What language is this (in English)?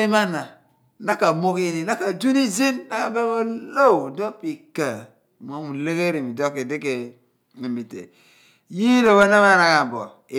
Abua